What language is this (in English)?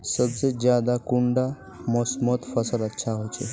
Magahi